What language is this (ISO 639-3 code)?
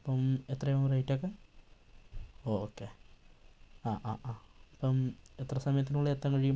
mal